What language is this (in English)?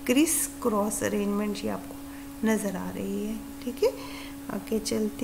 Hindi